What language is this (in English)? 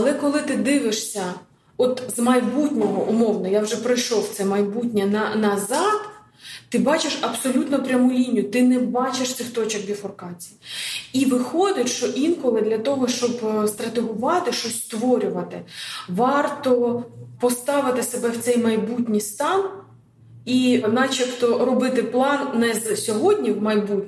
Ukrainian